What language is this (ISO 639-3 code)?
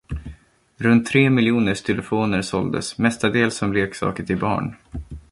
swe